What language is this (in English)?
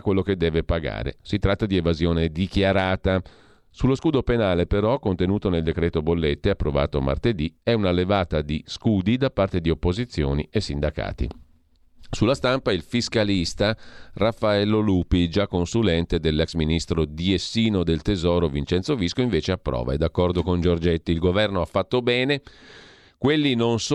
Italian